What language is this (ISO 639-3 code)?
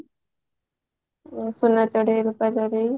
ori